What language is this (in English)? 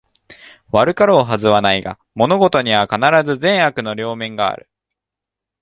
Japanese